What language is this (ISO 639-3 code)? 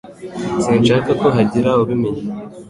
kin